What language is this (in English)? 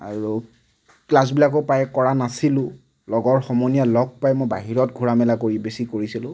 Assamese